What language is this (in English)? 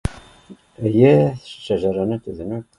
Bashkir